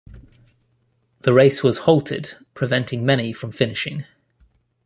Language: English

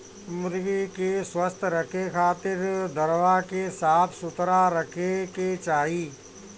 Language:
Bhojpuri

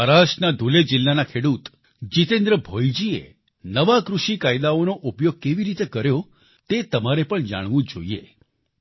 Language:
Gujarati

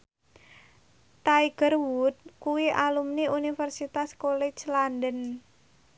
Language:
Javanese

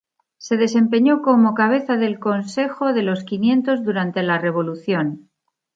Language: Spanish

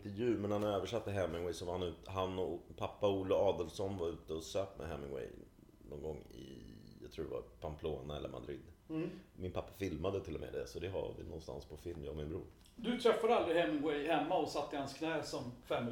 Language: Swedish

